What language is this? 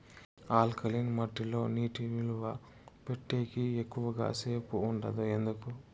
Telugu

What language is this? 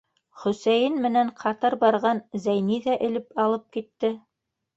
Bashkir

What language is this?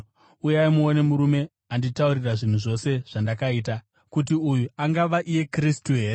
Shona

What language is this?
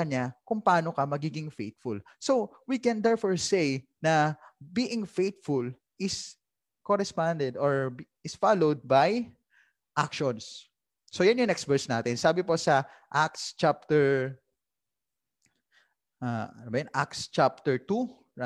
Filipino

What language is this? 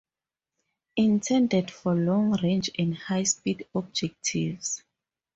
English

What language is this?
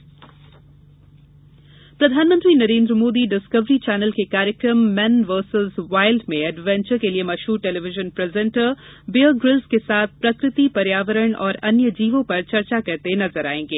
Hindi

